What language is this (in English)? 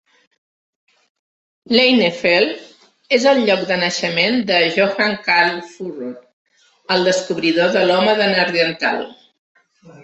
Catalan